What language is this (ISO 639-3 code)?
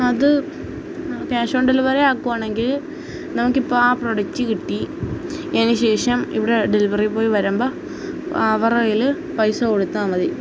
mal